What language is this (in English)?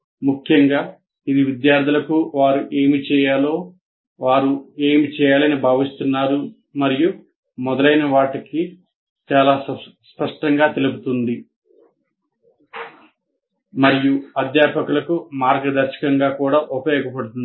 Telugu